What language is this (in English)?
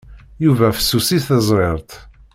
Kabyle